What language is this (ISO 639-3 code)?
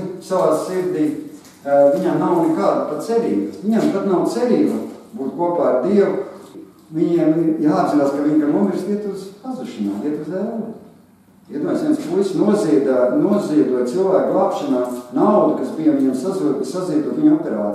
lav